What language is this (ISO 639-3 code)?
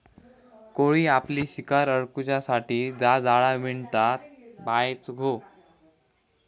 mar